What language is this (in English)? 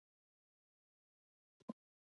Pashto